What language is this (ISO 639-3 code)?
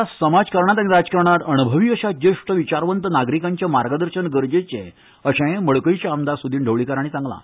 kok